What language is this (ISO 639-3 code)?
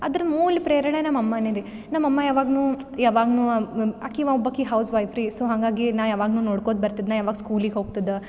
kan